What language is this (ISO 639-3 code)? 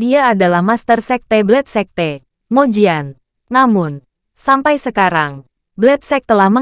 ind